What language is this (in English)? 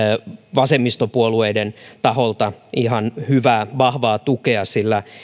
Finnish